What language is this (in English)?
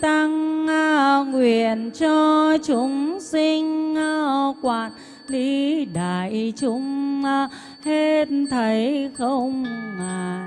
Vietnamese